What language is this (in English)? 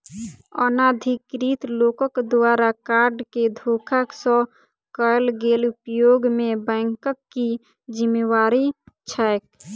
Maithili